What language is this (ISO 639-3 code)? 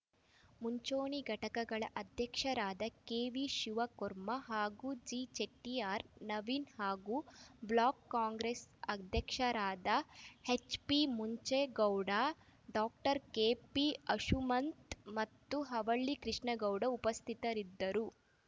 kan